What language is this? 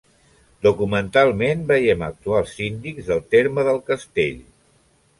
Catalan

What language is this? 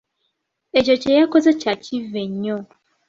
Ganda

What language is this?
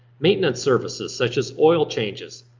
English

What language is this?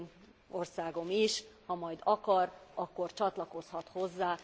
Hungarian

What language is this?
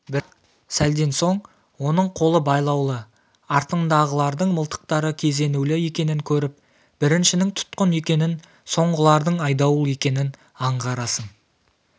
Kazakh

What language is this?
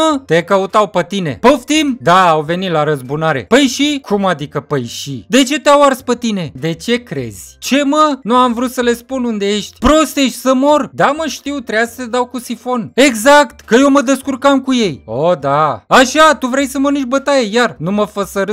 Romanian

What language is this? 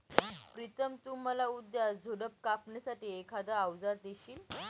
Marathi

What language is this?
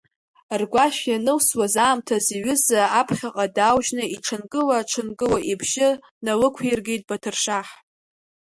Abkhazian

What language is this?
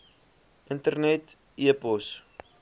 Afrikaans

